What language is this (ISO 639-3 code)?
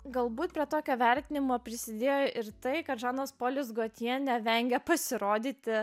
lit